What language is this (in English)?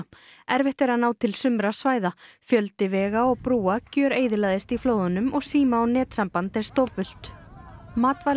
Icelandic